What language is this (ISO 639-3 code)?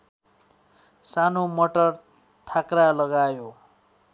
nep